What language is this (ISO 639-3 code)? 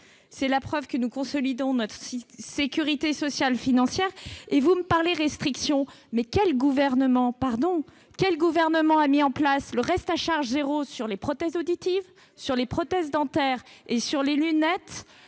fra